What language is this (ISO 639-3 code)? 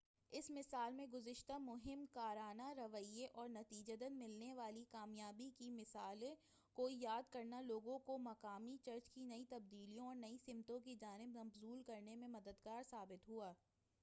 urd